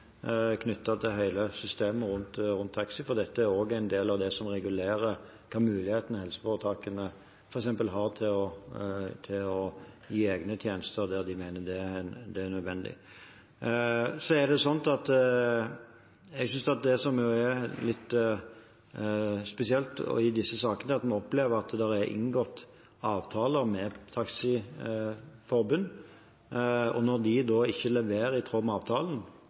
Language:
Norwegian Bokmål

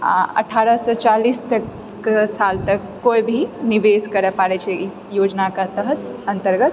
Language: Maithili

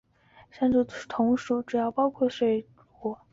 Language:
Chinese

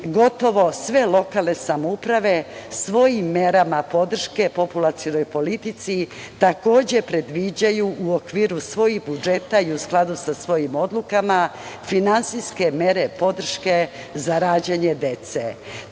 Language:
Serbian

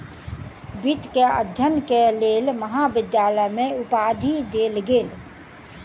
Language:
Maithili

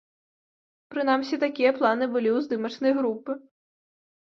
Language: Belarusian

